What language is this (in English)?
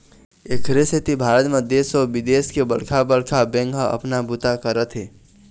Chhattisgarhi